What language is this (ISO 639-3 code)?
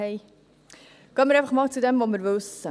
gsw